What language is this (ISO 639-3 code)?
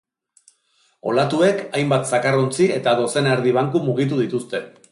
eus